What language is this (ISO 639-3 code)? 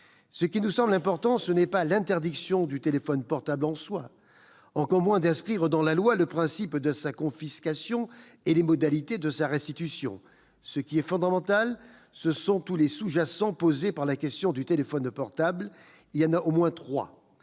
fra